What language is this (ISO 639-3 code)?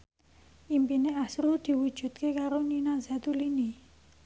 jav